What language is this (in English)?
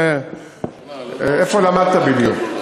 Hebrew